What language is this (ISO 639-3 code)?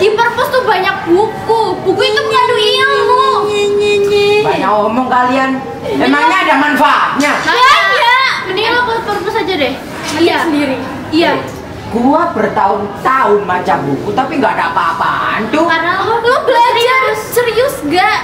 ind